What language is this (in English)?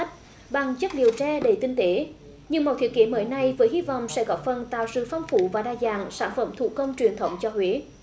Vietnamese